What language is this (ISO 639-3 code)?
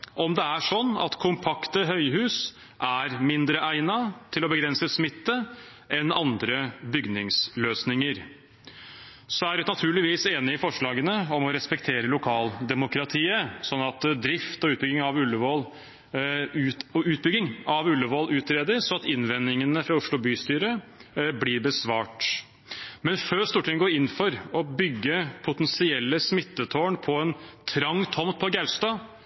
nob